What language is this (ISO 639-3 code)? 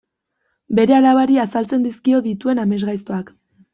eus